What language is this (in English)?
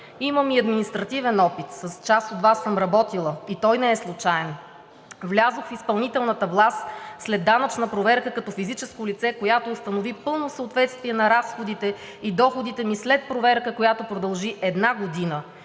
Bulgarian